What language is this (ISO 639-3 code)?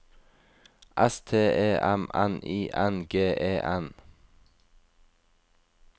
nor